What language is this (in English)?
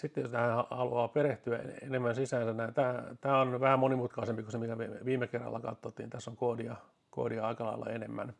Finnish